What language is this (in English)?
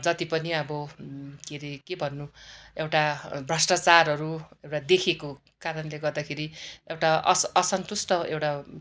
Nepali